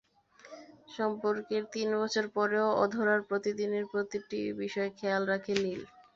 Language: Bangla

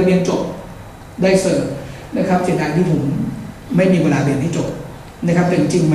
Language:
Thai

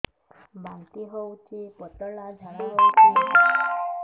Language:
Odia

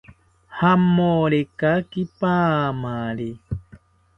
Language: South Ucayali Ashéninka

